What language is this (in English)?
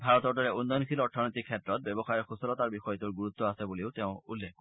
Assamese